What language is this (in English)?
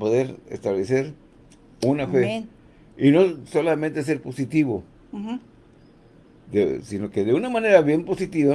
Spanish